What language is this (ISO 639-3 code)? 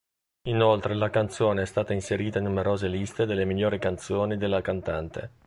ita